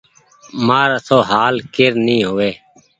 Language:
Goaria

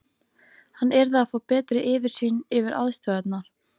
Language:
Icelandic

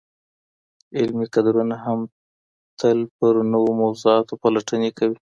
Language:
Pashto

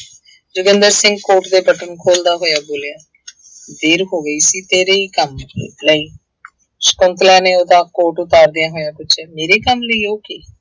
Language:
Punjabi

